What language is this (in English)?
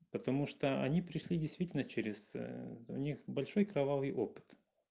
Russian